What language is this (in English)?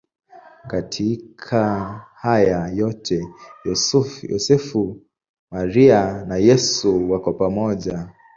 Swahili